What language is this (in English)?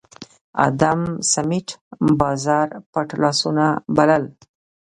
Pashto